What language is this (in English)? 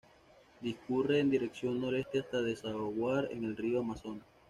Spanish